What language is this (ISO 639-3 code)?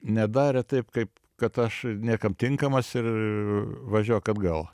lit